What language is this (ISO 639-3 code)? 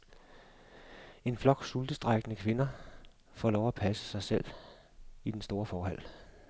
dan